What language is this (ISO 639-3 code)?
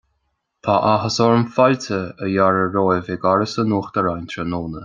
gle